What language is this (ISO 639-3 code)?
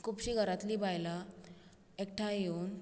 kok